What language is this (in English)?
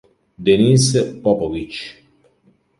Italian